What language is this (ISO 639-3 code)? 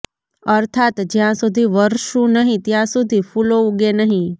guj